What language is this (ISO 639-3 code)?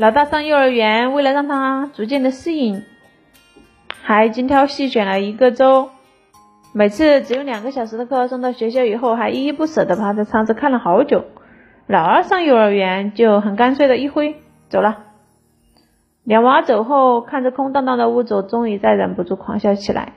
zho